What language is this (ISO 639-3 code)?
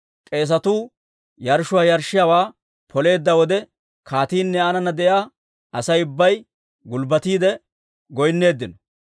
dwr